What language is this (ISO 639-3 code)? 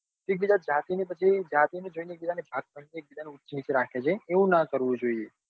guj